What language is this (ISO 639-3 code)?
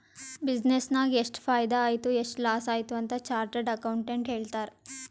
kan